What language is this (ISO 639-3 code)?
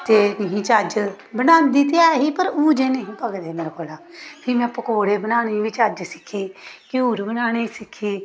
doi